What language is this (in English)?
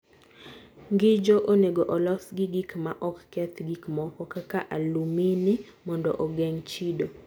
Luo (Kenya and Tanzania)